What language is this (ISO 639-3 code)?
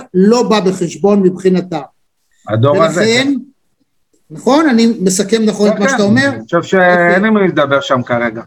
heb